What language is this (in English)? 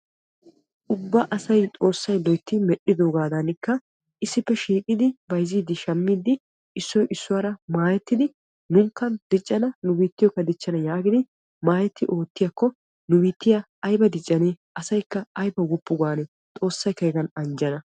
Wolaytta